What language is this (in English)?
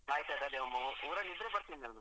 Kannada